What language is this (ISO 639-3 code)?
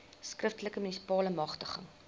afr